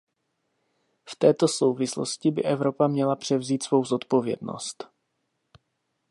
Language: Czech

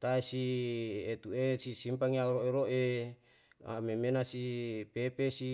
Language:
Yalahatan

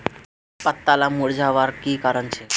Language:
Magahi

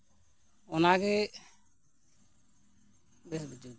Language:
Santali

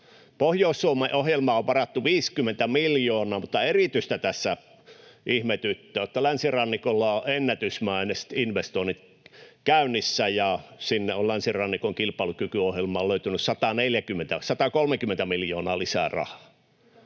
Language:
Finnish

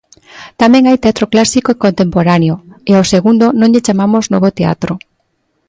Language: Galician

